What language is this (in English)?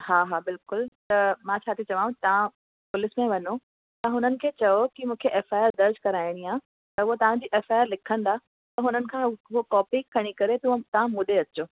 Sindhi